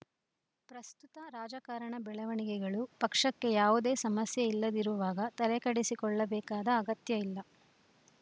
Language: Kannada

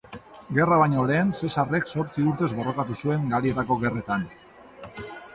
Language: Basque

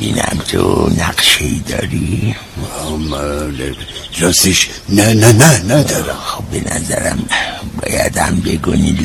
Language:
Persian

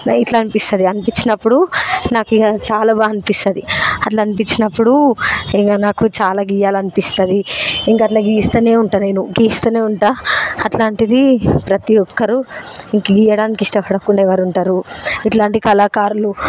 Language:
Telugu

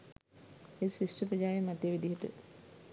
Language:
Sinhala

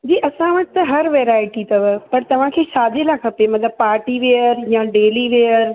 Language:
Sindhi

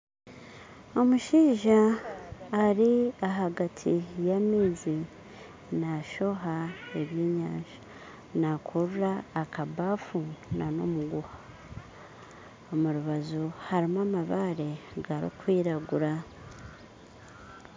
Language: Nyankole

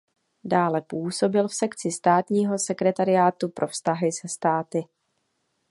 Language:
Czech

